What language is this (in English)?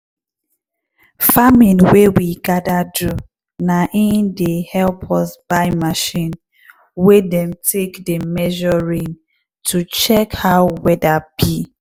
Nigerian Pidgin